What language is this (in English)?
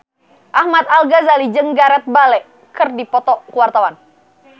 Sundanese